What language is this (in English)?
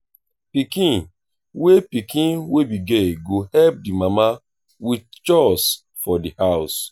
Nigerian Pidgin